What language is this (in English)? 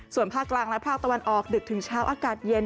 Thai